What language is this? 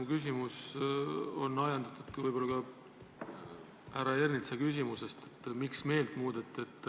Estonian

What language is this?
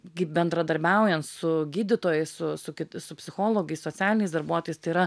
Lithuanian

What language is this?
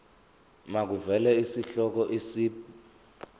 Zulu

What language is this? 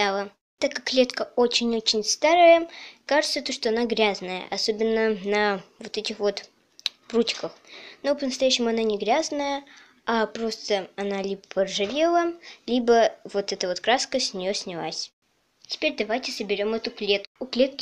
Russian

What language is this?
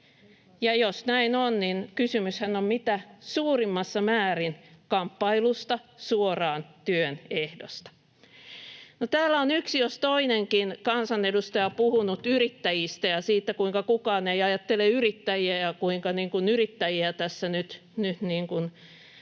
Finnish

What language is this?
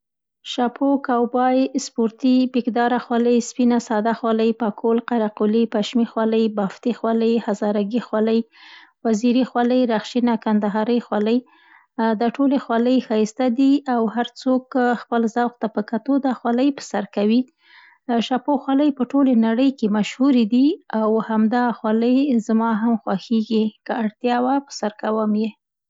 Central Pashto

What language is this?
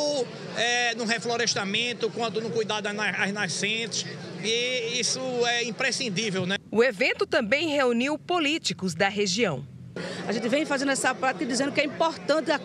Portuguese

